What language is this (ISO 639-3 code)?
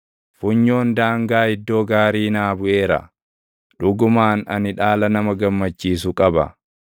orm